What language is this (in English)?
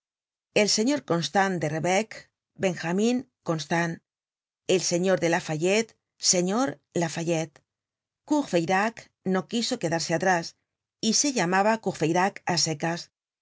Spanish